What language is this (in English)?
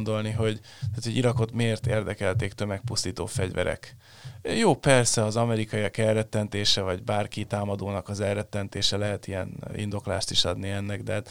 Hungarian